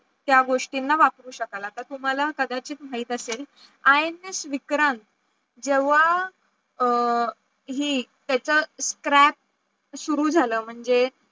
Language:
Marathi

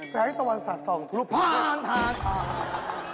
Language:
Thai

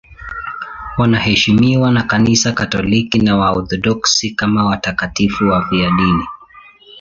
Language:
Swahili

